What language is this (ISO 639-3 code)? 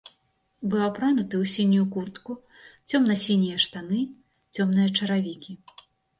bel